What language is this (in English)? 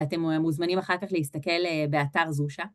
Hebrew